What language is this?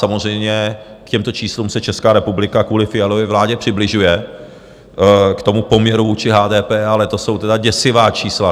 Czech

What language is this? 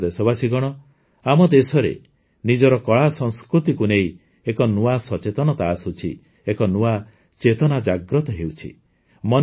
Odia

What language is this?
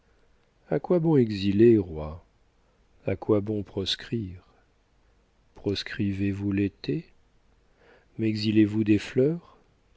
French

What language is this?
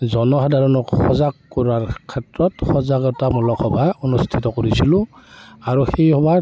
Assamese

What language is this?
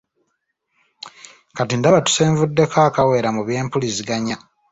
Ganda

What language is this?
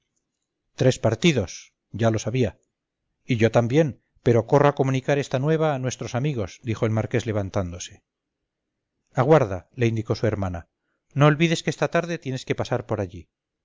Spanish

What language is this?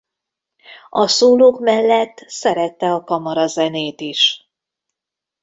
Hungarian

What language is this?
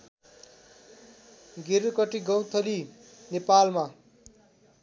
Nepali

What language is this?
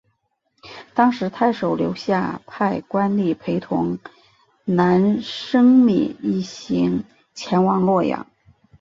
Chinese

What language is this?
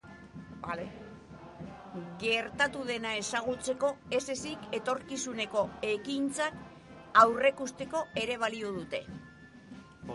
Basque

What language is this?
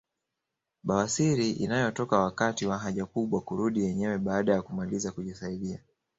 Swahili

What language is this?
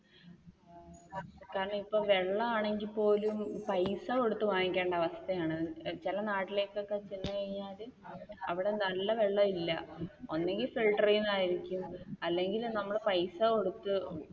Malayalam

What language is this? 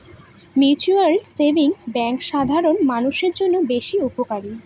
Bangla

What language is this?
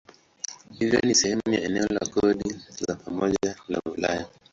Swahili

